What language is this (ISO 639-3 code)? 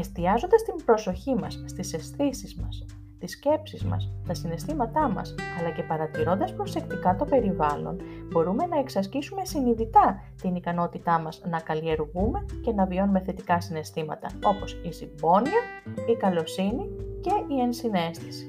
ell